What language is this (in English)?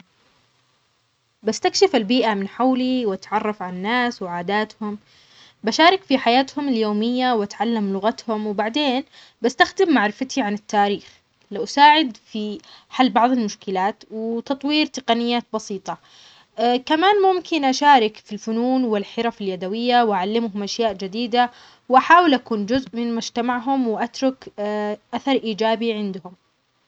Omani Arabic